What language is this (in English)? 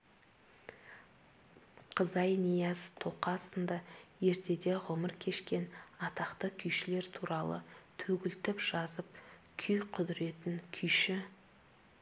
Kazakh